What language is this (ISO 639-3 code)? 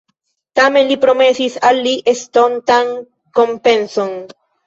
epo